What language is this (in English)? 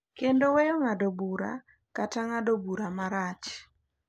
Luo (Kenya and Tanzania)